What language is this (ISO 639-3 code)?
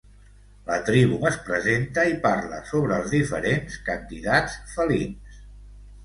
cat